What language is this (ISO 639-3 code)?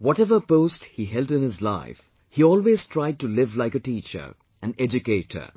eng